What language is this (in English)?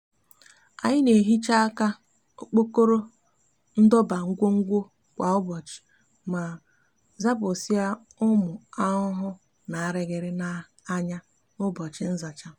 Igbo